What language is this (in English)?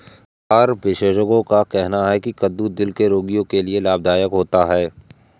Hindi